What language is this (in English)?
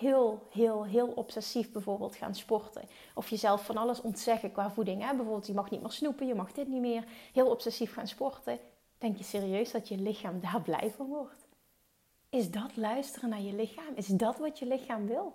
Dutch